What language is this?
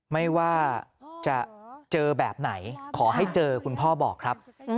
Thai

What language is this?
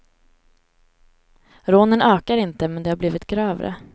Swedish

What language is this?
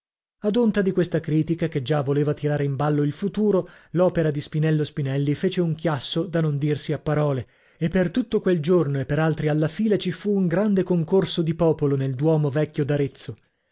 Italian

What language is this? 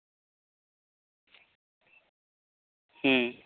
Santali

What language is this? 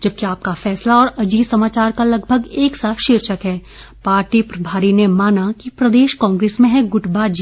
Hindi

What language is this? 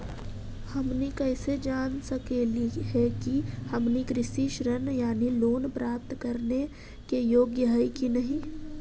Magahi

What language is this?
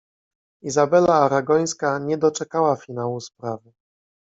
Polish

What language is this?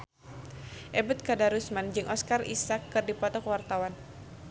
Sundanese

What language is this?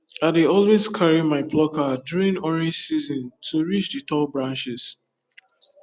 Nigerian Pidgin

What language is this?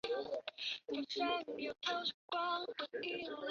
Chinese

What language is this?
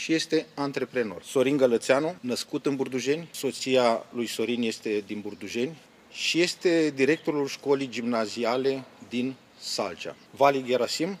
Romanian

